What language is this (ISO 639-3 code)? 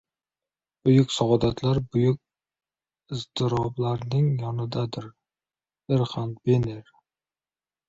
uzb